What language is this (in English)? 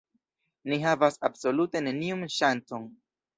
Esperanto